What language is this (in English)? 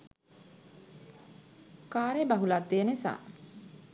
Sinhala